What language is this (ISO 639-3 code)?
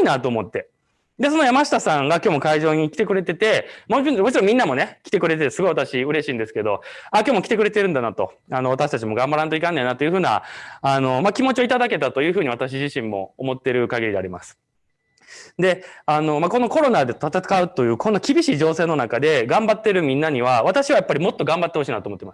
jpn